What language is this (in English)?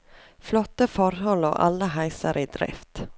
Norwegian